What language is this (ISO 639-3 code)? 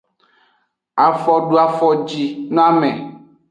ajg